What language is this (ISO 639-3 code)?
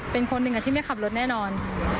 tha